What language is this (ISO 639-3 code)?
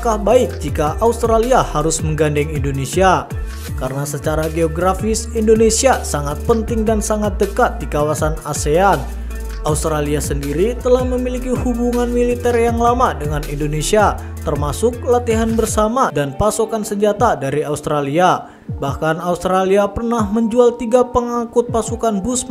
ind